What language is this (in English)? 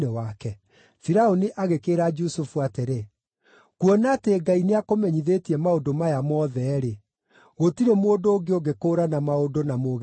Kikuyu